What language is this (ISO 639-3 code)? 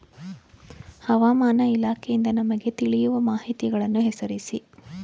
kan